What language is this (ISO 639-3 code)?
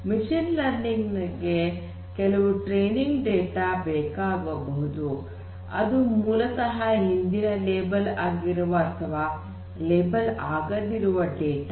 kan